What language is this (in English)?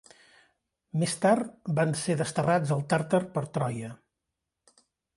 Catalan